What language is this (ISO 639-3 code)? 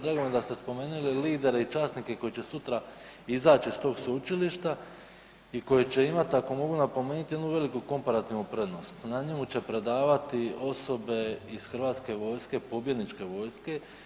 hrv